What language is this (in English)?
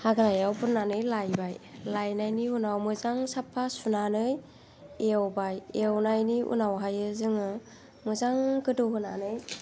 Bodo